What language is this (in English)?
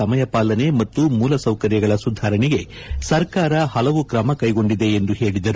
Kannada